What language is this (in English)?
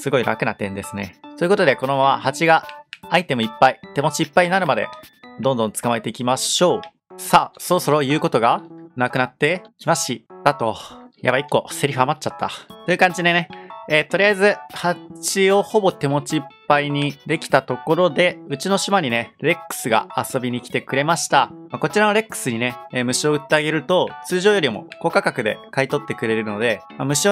Japanese